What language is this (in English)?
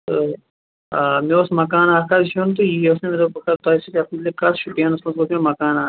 Kashmiri